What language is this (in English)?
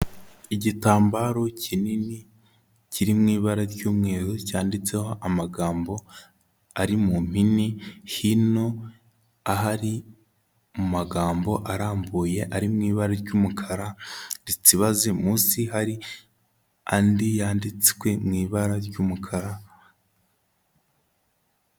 Kinyarwanda